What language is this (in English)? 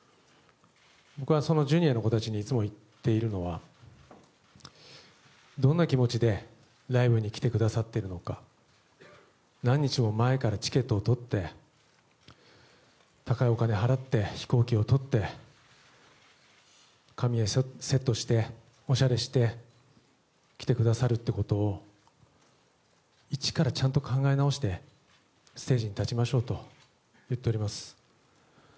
Japanese